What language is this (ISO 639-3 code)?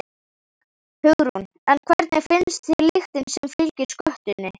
isl